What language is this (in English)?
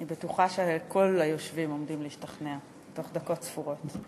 Hebrew